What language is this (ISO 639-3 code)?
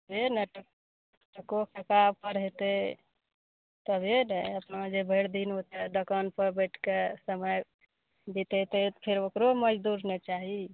mai